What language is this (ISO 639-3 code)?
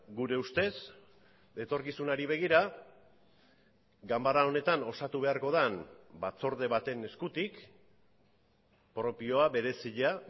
eus